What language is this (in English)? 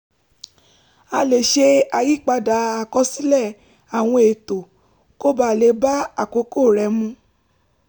Yoruba